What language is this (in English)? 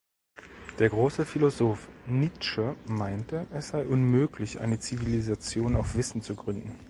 German